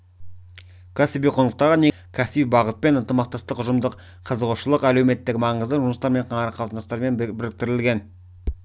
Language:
Kazakh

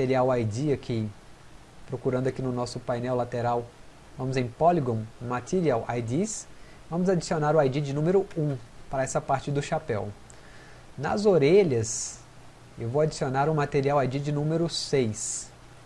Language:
Portuguese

